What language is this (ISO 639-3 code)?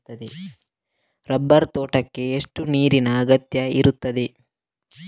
kan